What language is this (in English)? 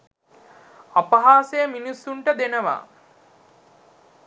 Sinhala